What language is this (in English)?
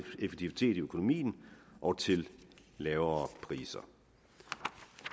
Danish